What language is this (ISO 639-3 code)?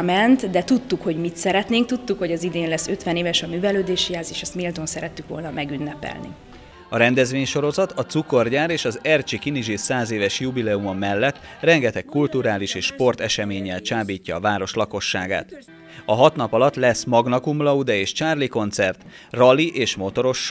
hun